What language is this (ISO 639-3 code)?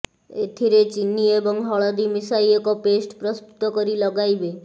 ori